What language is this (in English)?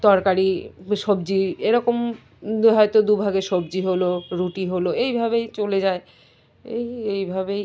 Bangla